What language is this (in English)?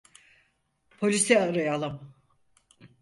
Turkish